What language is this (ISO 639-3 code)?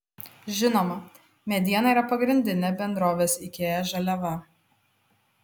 lit